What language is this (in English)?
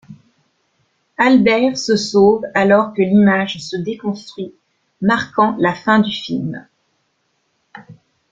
French